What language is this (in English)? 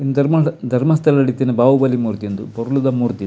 Tulu